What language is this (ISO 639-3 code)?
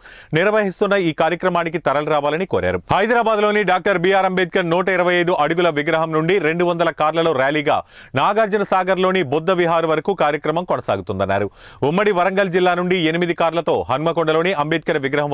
ron